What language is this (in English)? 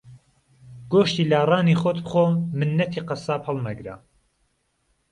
Central Kurdish